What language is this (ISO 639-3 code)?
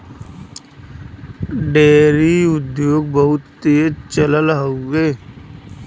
bho